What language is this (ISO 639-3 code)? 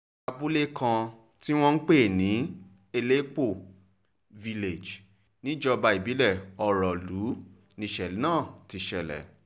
yor